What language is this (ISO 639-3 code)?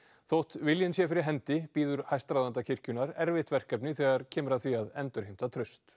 isl